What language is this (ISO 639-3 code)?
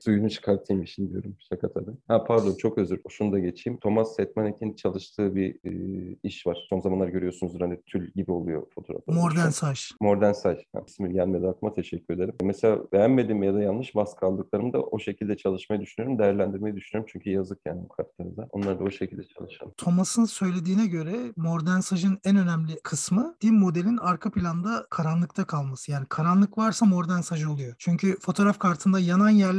tur